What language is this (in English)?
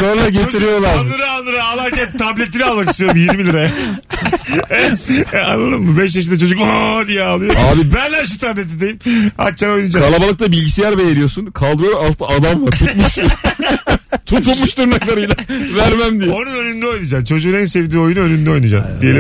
Turkish